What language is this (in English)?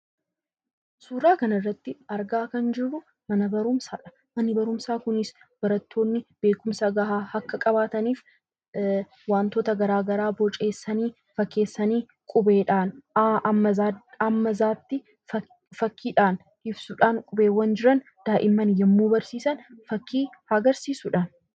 Oromo